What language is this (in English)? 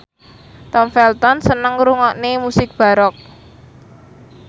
Javanese